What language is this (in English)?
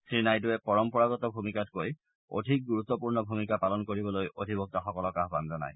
Assamese